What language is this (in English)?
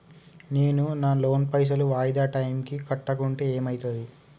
Telugu